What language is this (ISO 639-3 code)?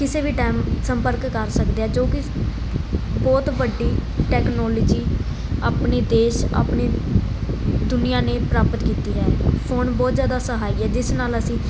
pan